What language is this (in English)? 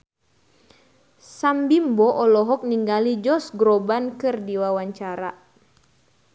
Sundanese